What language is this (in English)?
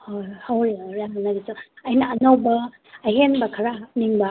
Manipuri